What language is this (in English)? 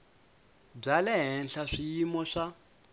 Tsonga